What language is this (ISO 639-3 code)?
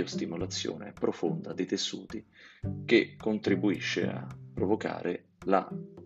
ita